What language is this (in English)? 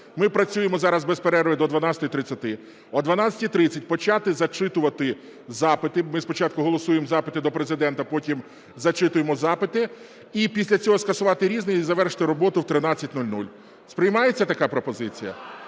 Ukrainian